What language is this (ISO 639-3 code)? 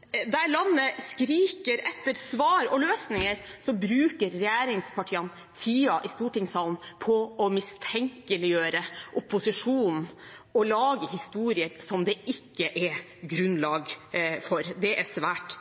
nob